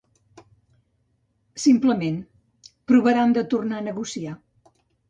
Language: Catalan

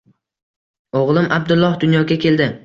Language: Uzbek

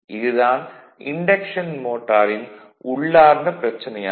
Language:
Tamil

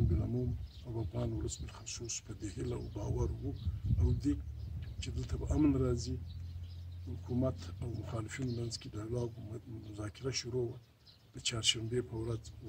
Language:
Russian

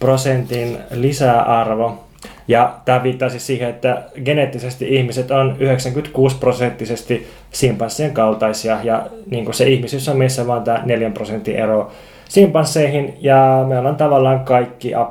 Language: Finnish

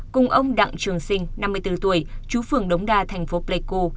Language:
Vietnamese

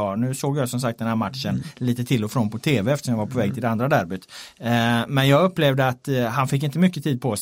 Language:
Swedish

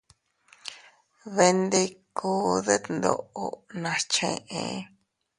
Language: Teutila Cuicatec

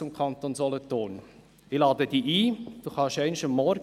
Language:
Swiss German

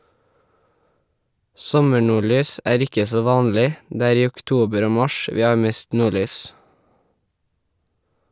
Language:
Norwegian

